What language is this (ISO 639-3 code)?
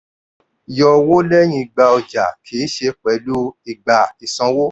yor